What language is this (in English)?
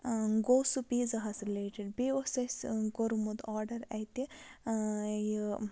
Kashmiri